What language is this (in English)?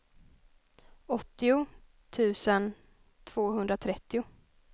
Swedish